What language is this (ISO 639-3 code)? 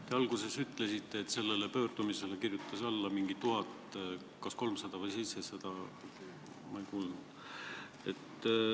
est